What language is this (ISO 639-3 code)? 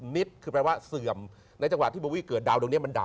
tha